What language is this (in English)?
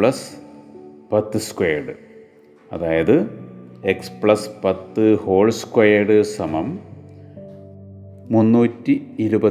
Malayalam